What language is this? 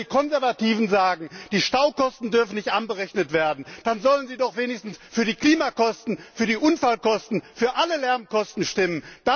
German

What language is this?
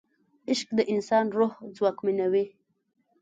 Pashto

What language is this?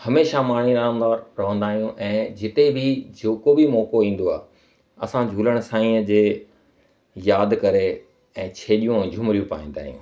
Sindhi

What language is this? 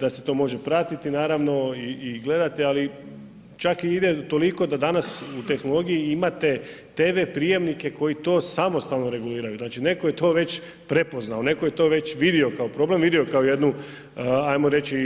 Croatian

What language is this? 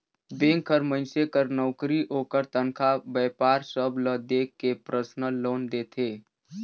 Chhattisgarhi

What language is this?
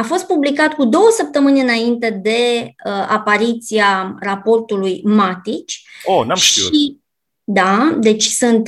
Romanian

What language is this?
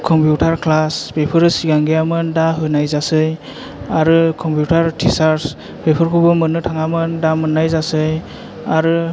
Bodo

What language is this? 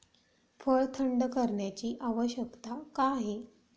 Marathi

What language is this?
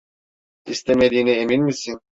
Turkish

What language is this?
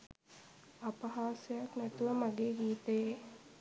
Sinhala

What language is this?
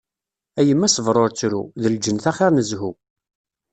Kabyle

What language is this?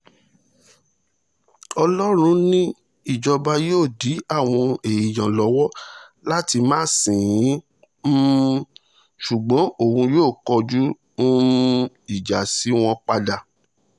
Yoruba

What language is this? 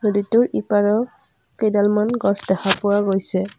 Assamese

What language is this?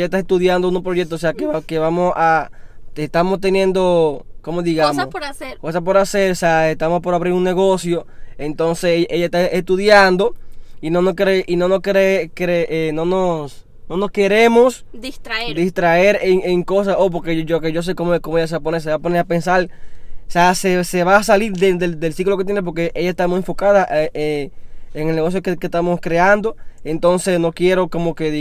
Spanish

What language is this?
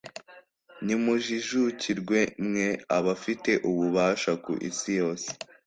Kinyarwanda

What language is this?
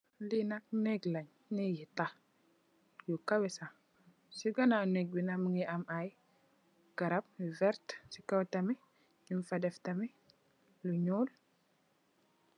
Wolof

